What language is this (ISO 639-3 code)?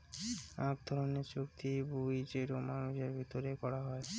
ben